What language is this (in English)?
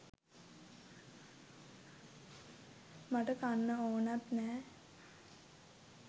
Sinhala